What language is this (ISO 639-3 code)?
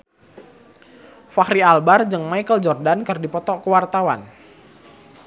sun